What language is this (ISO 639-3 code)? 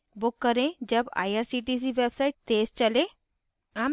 hin